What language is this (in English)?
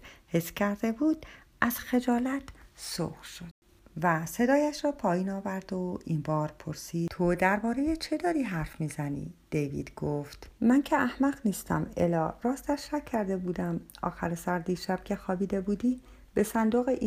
Persian